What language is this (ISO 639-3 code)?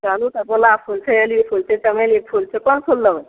mai